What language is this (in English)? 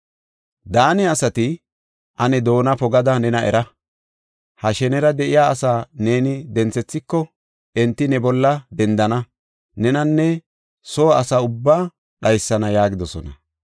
Gofa